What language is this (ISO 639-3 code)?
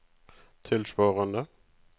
nor